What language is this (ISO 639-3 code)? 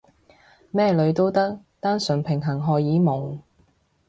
yue